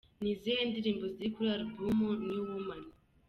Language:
Kinyarwanda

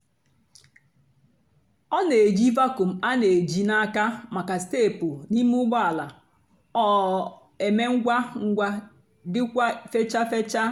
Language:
Igbo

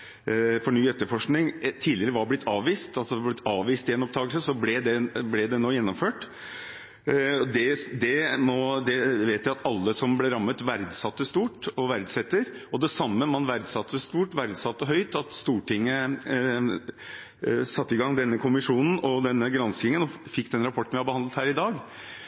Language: Norwegian Bokmål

